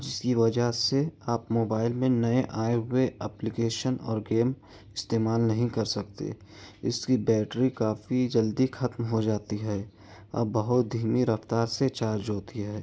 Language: Urdu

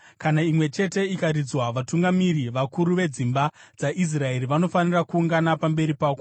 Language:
Shona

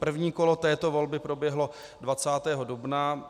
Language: Czech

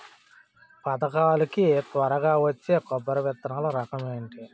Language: Telugu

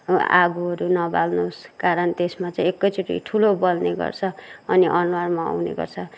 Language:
Nepali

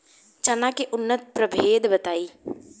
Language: Bhojpuri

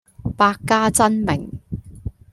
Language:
Cantonese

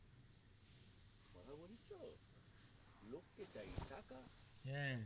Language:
Bangla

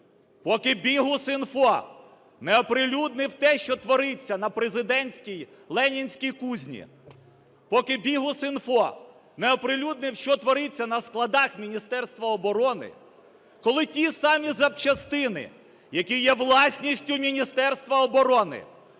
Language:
Ukrainian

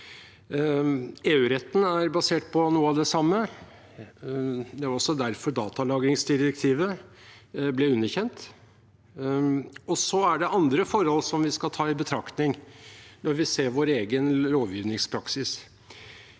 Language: Norwegian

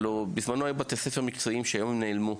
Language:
Hebrew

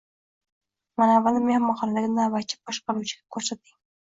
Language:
Uzbek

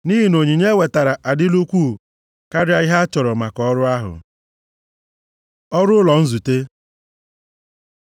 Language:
Igbo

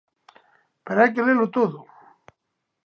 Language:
Galician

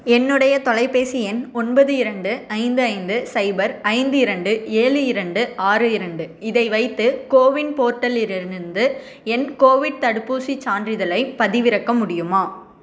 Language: Tamil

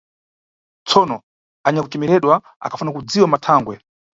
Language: Nyungwe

